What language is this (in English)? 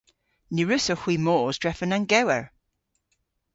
Cornish